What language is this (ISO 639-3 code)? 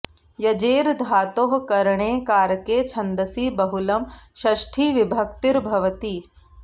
san